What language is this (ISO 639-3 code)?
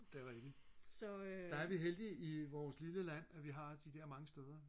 dan